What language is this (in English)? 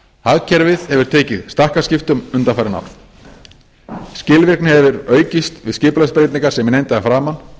Icelandic